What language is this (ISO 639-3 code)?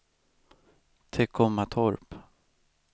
swe